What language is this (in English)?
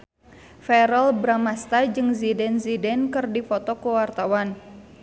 Sundanese